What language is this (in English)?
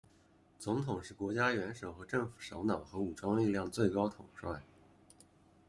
Chinese